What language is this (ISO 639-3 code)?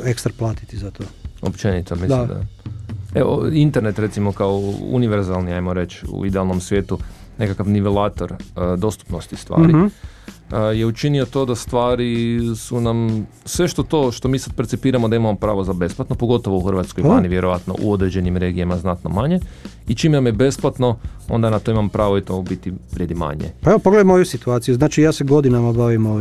hrv